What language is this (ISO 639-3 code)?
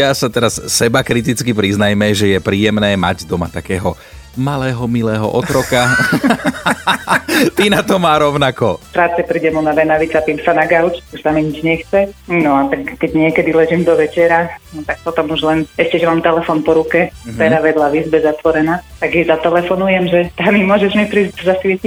slk